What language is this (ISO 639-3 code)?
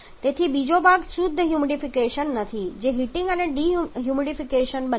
guj